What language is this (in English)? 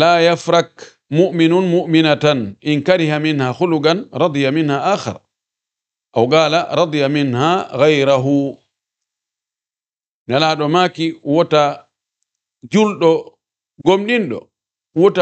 Arabic